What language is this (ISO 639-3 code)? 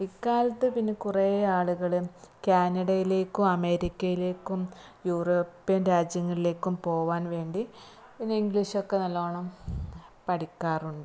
mal